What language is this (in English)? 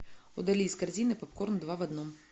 Russian